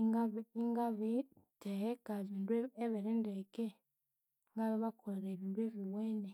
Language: Konzo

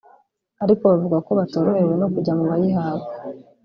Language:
Kinyarwanda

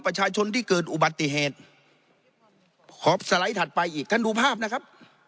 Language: Thai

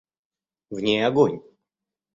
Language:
Russian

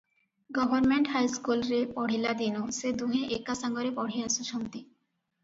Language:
Odia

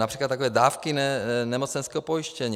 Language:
Czech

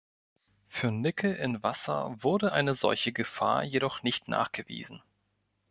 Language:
German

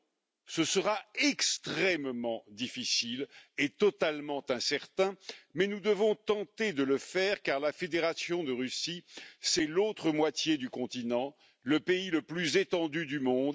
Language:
French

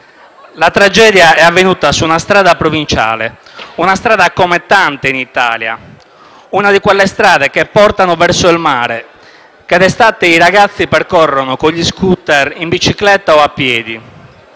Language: Italian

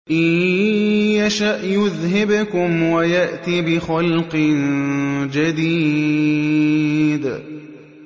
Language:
Arabic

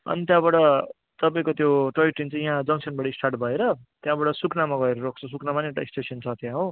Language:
Nepali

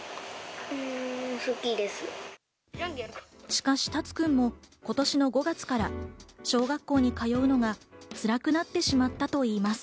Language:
Japanese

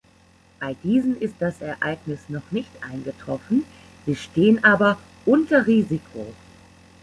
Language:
German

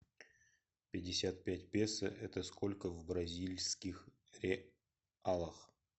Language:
Russian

